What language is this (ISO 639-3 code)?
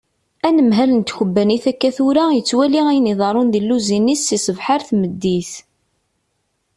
kab